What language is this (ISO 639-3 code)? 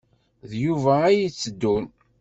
kab